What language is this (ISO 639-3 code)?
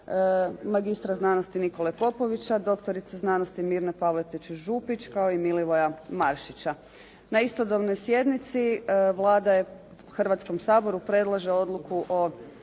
hrv